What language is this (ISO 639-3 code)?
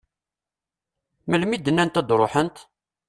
kab